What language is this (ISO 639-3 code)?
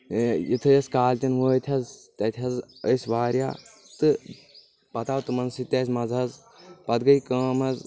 kas